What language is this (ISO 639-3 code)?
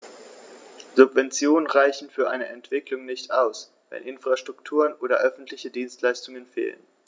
deu